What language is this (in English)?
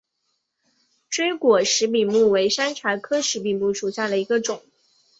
Chinese